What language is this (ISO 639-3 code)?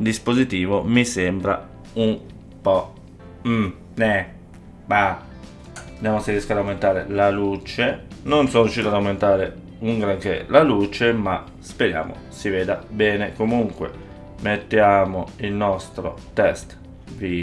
ita